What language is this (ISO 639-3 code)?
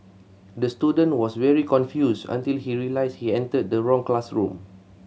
eng